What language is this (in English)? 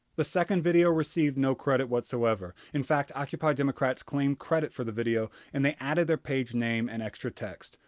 English